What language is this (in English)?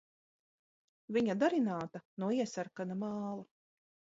Latvian